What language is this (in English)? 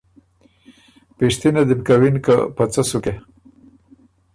Ormuri